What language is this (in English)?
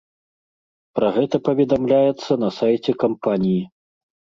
Belarusian